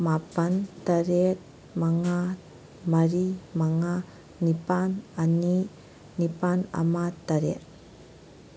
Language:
Manipuri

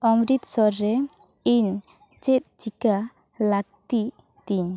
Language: Santali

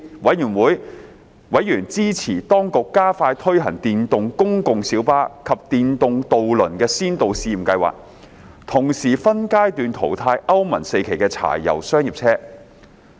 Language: Cantonese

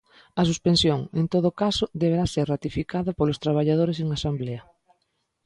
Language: Galician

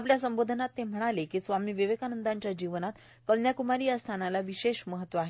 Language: Marathi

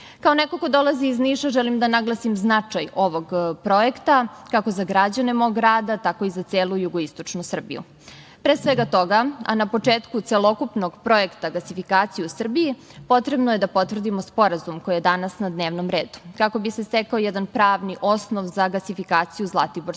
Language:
Serbian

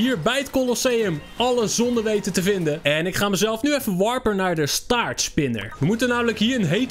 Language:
Dutch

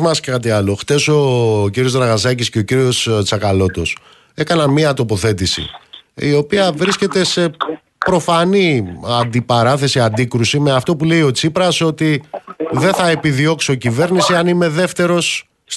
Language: Greek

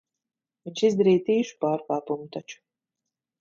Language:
Latvian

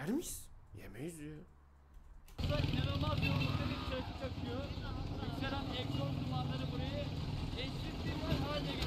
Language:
Turkish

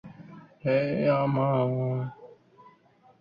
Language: Bangla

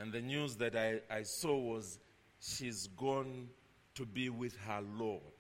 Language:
English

